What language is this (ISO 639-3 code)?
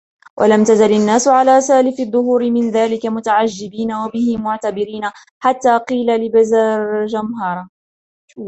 ara